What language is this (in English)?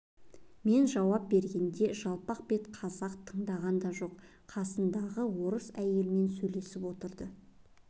Kazakh